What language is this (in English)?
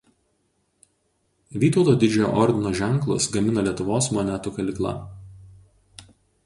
Lithuanian